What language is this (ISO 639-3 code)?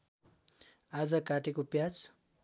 nep